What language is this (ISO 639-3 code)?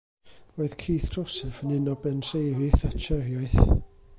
cym